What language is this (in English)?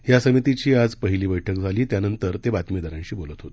Marathi